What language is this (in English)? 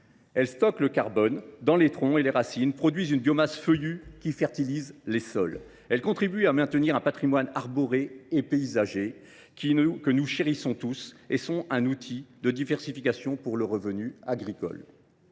French